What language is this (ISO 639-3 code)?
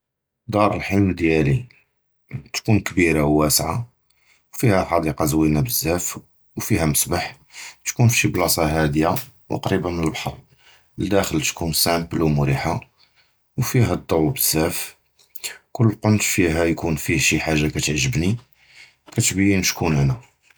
jrb